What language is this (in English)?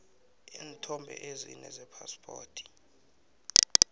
South Ndebele